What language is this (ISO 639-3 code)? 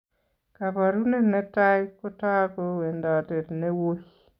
kln